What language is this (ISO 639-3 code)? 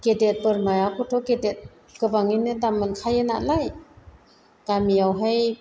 brx